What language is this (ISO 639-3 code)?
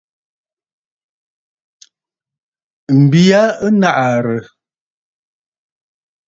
bfd